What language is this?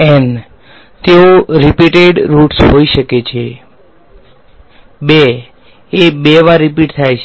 Gujarati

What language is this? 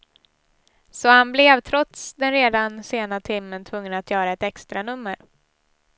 Swedish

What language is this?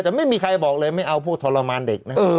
Thai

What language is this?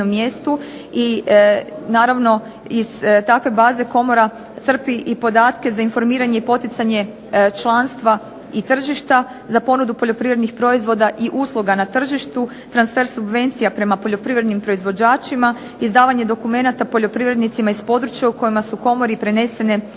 Croatian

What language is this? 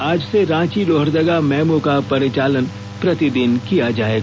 Hindi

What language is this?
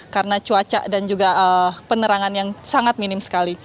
Indonesian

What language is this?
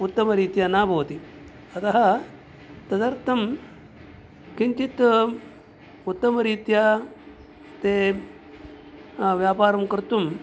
Sanskrit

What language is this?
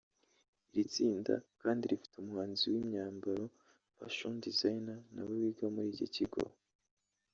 Kinyarwanda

